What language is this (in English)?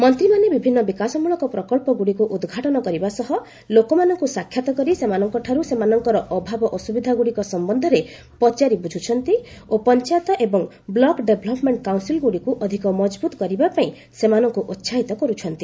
Odia